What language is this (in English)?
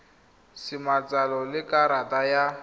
Tswana